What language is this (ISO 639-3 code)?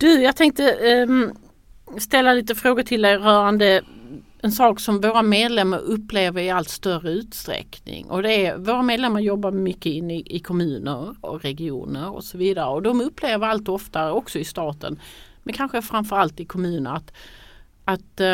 swe